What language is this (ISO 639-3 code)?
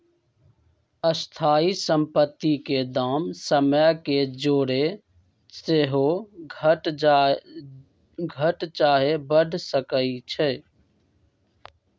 mag